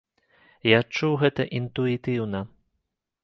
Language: Belarusian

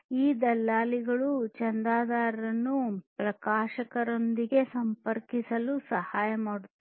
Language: Kannada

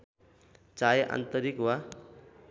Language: Nepali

